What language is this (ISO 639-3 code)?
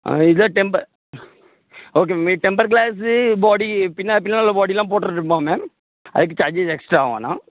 tam